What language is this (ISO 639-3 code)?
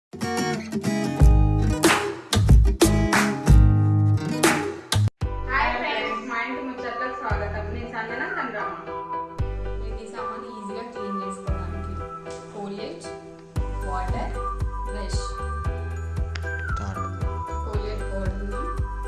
tel